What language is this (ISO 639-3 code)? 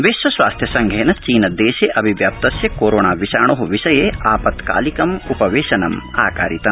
san